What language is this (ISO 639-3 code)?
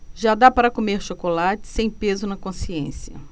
por